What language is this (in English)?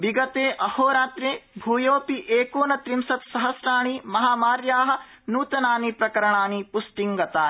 Sanskrit